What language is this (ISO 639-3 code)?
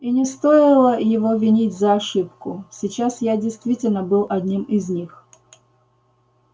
rus